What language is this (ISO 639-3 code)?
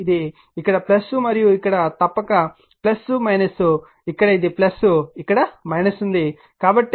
tel